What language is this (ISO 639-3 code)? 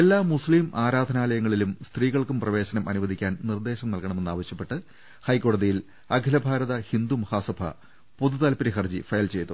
mal